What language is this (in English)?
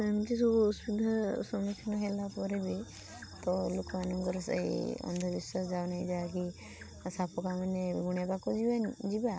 Odia